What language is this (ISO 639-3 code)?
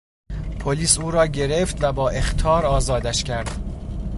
fas